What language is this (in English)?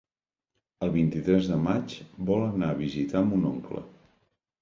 Catalan